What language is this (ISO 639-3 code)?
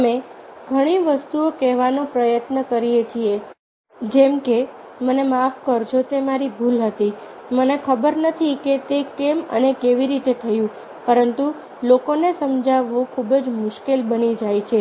guj